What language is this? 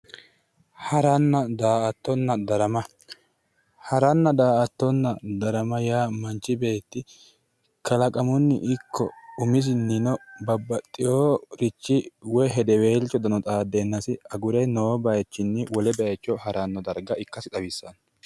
Sidamo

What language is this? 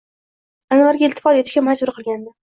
Uzbek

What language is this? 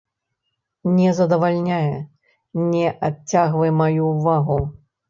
Belarusian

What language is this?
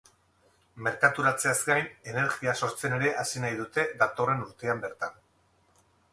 Basque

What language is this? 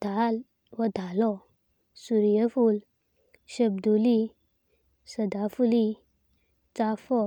Konkani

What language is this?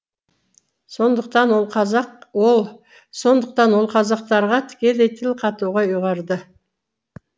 Kazakh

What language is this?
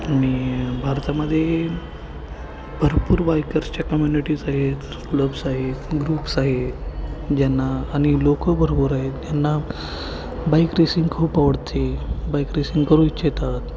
Marathi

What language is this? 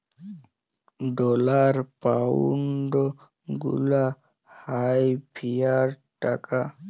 Bangla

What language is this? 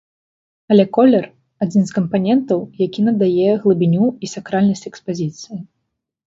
Belarusian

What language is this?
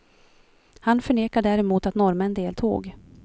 Swedish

